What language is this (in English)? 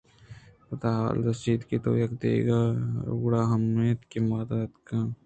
Eastern Balochi